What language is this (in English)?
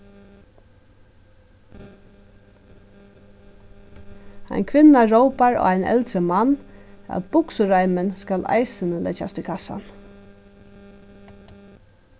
Faroese